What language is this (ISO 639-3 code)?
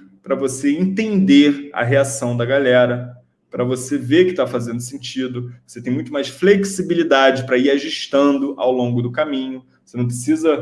por